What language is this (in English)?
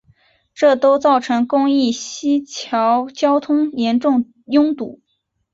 Chinese